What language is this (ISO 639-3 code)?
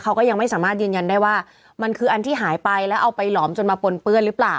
tha